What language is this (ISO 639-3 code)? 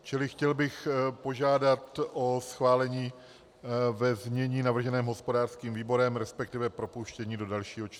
ces